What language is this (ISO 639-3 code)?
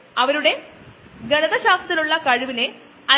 mal